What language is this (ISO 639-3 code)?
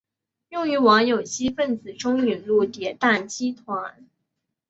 zho